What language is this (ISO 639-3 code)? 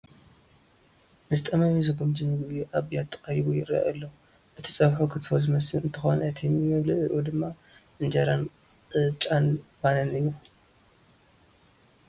tir